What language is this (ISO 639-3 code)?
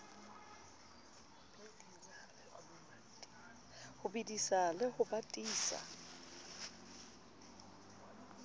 sot